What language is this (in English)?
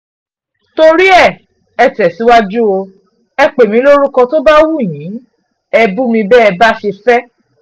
Yoruba